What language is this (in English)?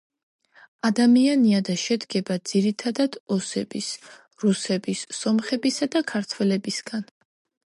Georgian